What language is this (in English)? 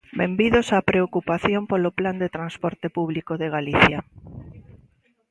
Galician